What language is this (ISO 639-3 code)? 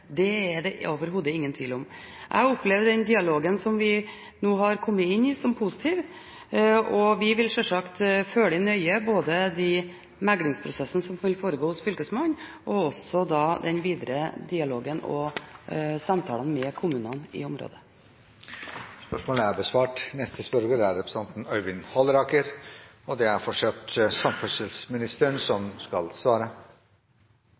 nob